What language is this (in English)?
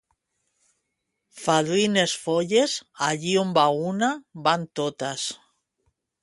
Catalan